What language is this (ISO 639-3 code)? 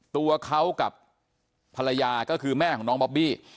tha